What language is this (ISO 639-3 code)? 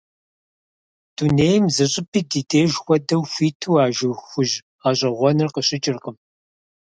kbd